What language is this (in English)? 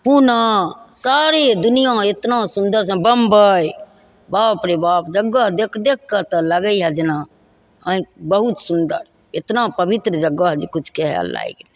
Maithili